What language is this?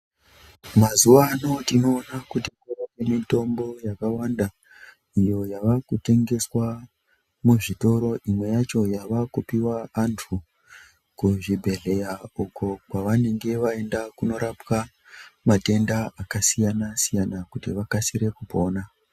Ndau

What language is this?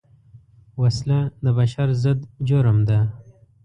Pashto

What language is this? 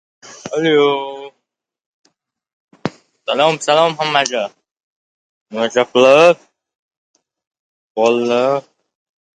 Uzbek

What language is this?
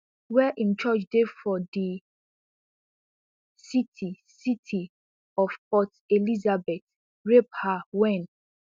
Nigerian Pidgin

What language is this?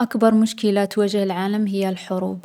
Algerian Arabic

